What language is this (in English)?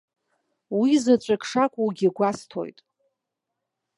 Abkhazian